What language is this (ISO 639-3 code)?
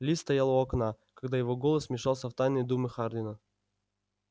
rus